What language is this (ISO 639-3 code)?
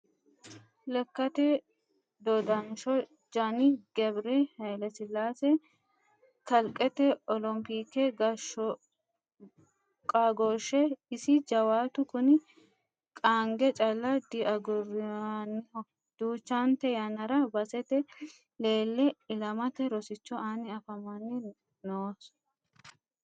sid